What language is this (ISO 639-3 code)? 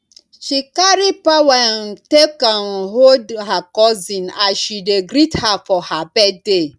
pcm